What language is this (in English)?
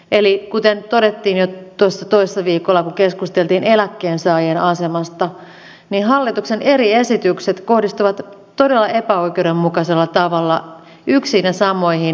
Finnish